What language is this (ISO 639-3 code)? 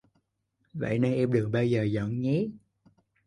vie